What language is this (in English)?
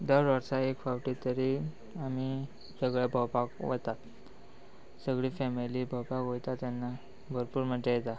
Konkani